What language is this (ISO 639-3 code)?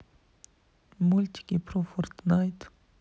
rus